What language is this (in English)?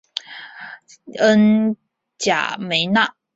Chinese